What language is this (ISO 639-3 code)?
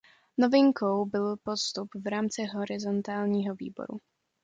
ces